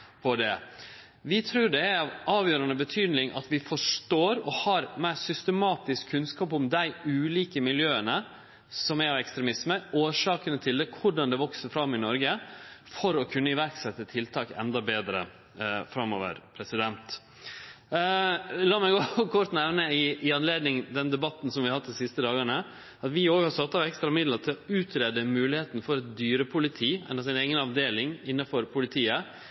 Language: Norwegian Nynorsk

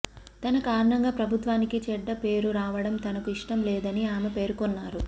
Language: Telugu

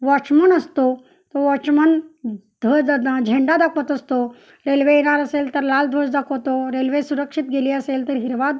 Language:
Marathi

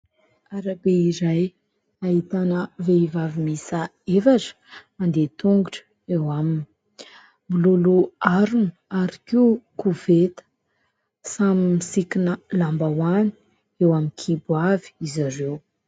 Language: Malagasy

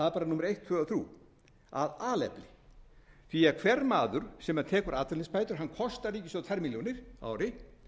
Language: Icelandic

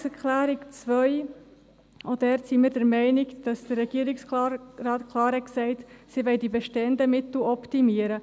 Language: Swiss German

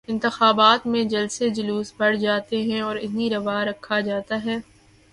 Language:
Urdu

